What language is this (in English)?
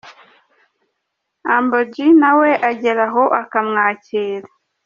Kinyarwanda